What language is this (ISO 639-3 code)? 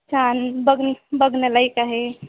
mar